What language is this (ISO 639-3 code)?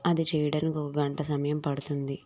tel